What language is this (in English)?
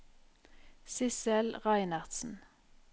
Norwegian